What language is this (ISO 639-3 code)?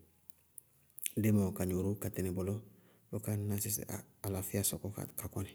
bqg